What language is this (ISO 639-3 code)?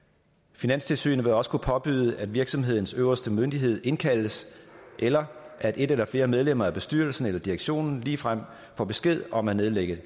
dan